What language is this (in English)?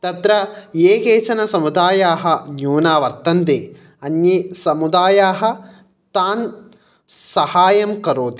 Sanskrit